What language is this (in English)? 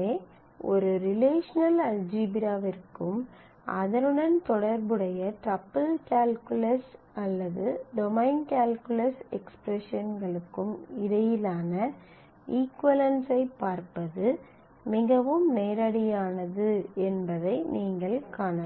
Tamil